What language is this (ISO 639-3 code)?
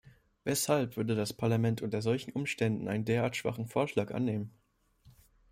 deu